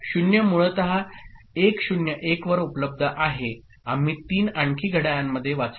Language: Marathi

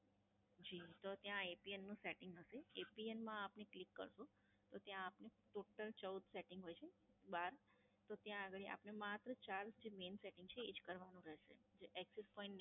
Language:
Gujarati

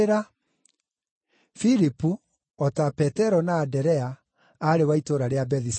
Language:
Kikuyu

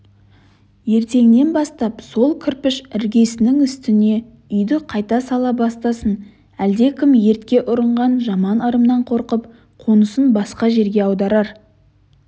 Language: Kazakh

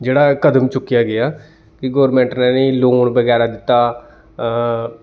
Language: Dogri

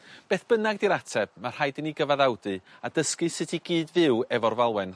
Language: Welsh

